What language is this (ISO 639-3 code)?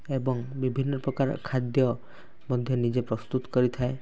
ori